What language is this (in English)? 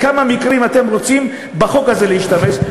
Hebrew